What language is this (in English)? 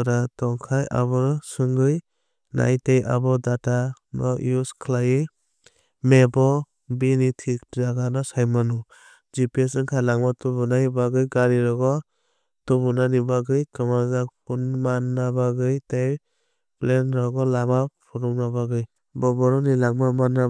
Kok Borok